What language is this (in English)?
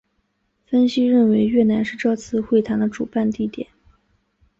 Chinese